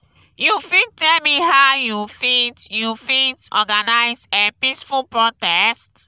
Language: Nigerian Pidgin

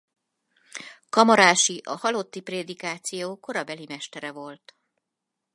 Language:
Hungarian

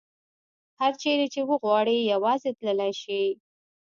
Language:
Pashto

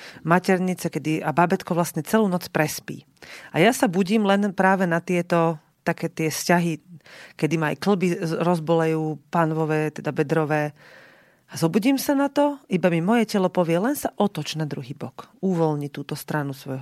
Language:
Slovak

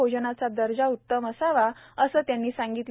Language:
Marathi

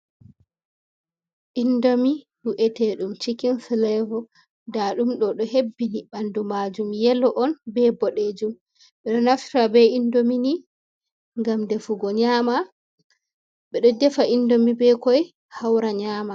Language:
Fula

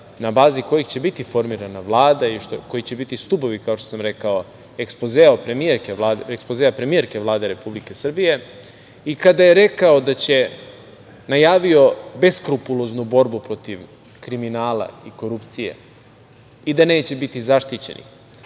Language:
Serbian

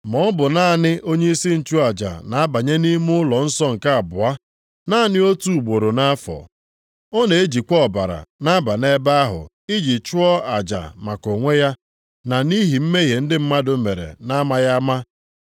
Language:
Igbo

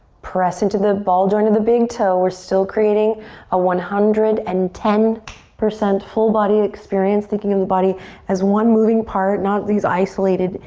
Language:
English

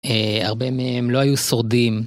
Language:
Hebrew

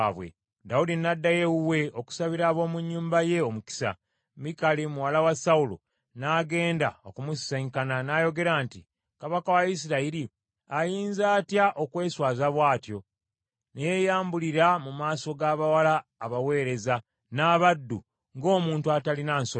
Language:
Ganda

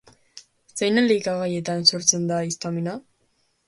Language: Basque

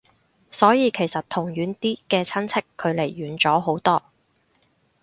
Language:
Cantonese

